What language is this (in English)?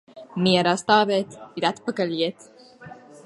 Latvian